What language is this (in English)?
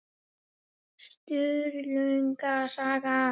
Icelandic